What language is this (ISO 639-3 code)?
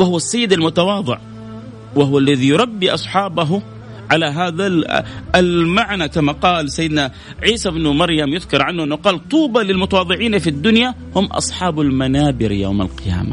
ara